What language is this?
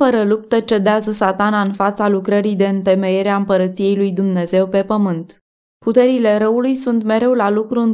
Romanian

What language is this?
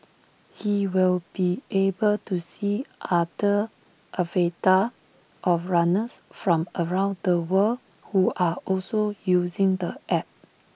English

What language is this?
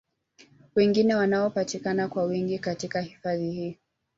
Swahili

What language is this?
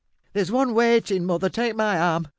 English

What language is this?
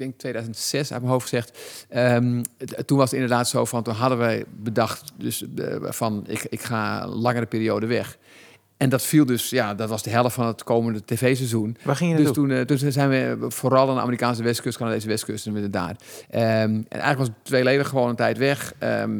Dutch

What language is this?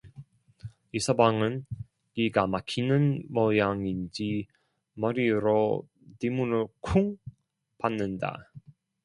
Korean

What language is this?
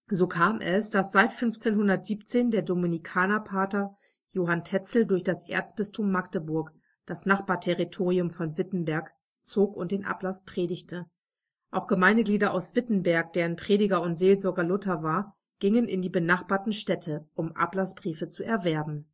German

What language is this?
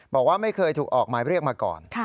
Thai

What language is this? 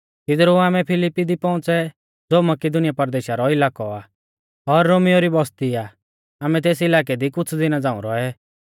Mahasu Pahari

